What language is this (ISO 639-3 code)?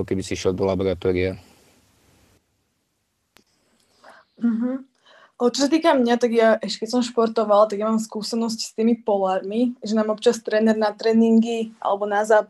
slk